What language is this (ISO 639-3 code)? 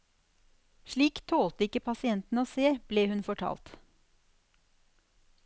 nor